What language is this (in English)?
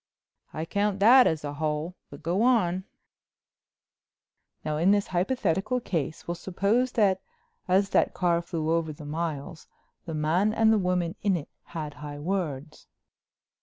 English